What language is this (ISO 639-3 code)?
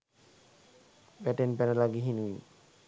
sin